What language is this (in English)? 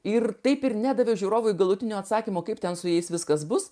Lithuanian